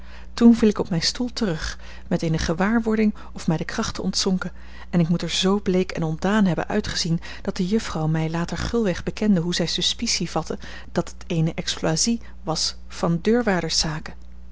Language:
Dutch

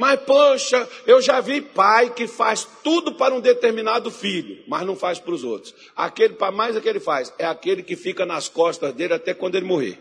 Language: Portuguese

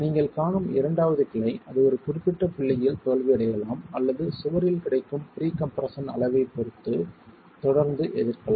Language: Tamil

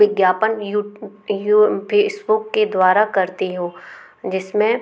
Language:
Hindi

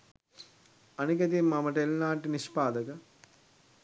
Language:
Sinhala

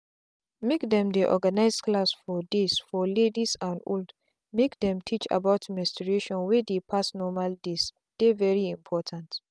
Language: Nigerian Pidgin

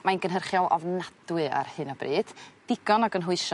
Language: Welsh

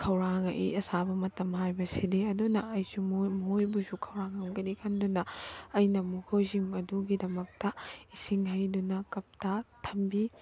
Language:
Manipuri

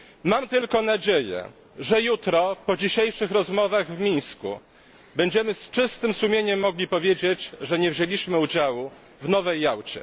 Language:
Polish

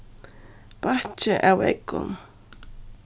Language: Faroese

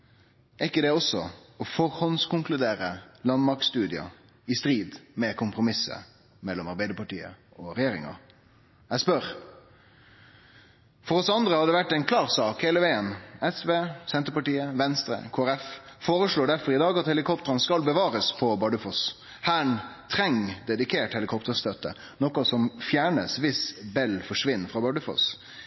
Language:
Norwegian Nynorsk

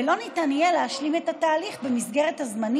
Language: Hebrew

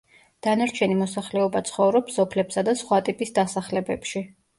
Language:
Georgian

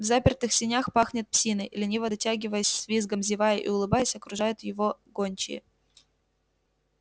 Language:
Russian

